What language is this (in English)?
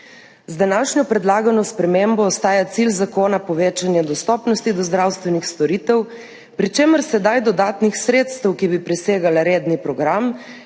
Slovenian